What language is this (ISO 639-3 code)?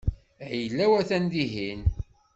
kab